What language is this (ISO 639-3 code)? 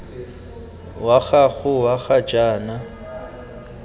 tsn